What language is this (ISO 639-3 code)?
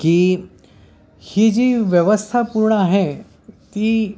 mar